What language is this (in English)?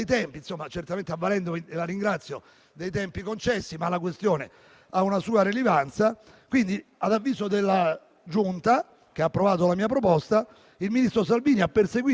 Italian